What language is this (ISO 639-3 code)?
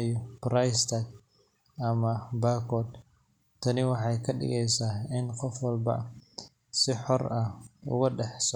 som